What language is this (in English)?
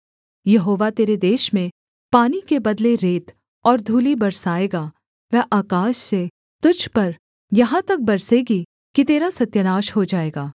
Hindi